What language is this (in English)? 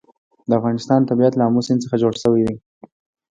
Pashto